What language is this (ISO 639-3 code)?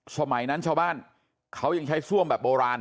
tha